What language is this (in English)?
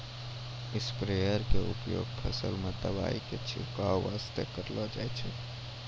Maithili